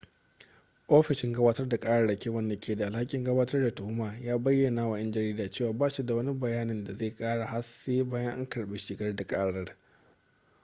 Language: Hausa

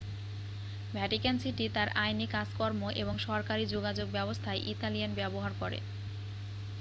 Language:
Bangla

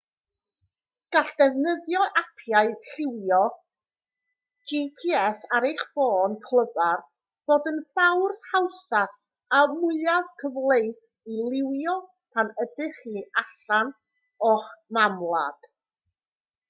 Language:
Welsh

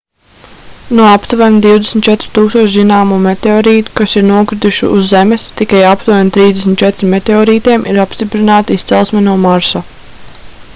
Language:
Latvian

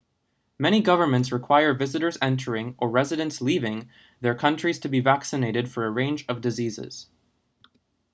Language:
English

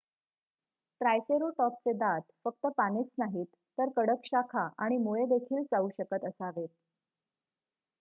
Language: Marathi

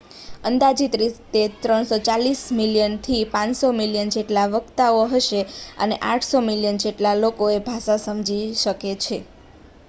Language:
Gujarati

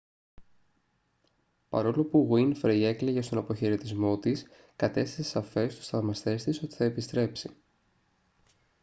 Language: Greek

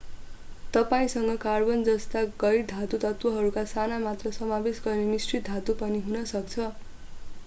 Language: Nepali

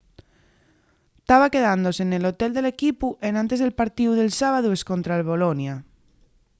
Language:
Asturian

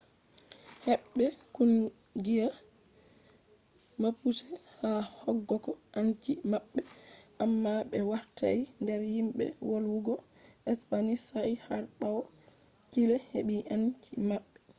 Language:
Fula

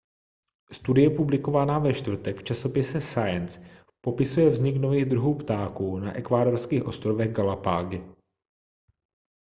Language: Czech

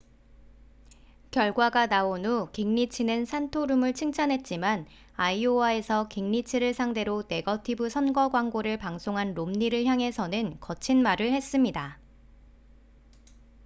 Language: Korean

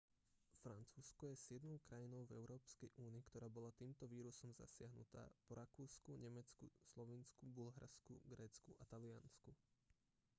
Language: Slovak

